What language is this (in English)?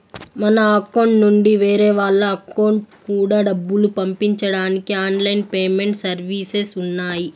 Telugu